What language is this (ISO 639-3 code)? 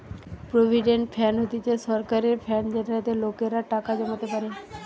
ben